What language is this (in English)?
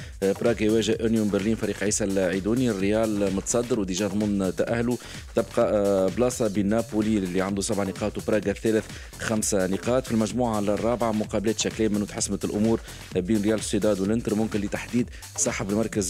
Arabic